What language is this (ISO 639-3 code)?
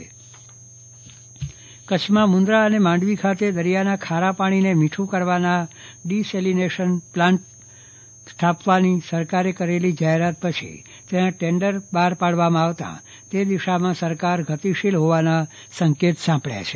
guj